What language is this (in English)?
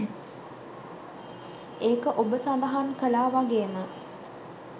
Sinhala